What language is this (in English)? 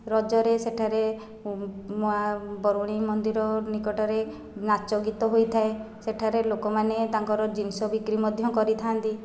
Odia